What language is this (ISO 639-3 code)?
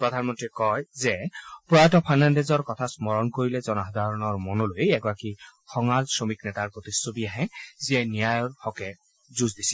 asm